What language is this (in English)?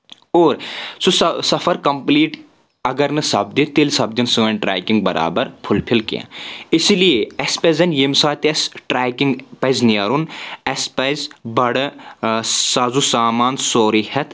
Kashmiri